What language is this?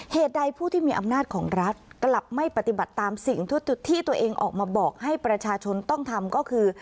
Thai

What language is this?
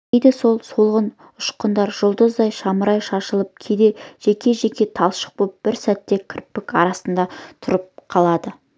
Kazakh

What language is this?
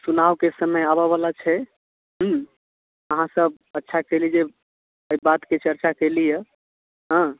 Maithili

